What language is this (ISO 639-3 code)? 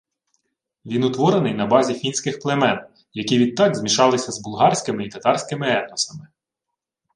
ukr